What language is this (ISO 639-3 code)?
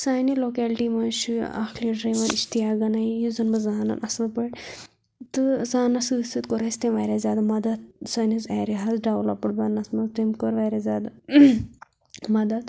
kas